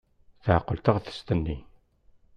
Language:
Kabyle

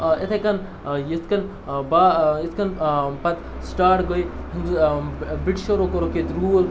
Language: Kashmiri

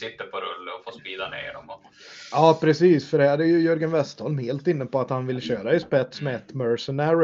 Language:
Swedish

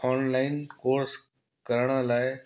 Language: Sindhi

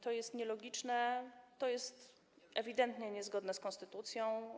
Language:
Polish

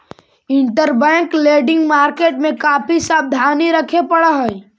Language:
Magahi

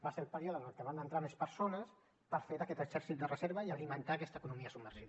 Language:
Catalan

